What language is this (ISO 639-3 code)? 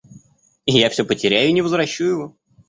rus